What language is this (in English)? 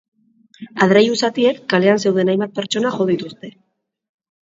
Basque